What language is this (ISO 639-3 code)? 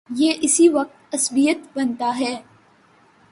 urd